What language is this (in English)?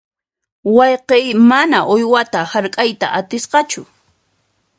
Puno Quechua